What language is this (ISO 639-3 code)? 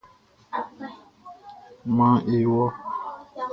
bci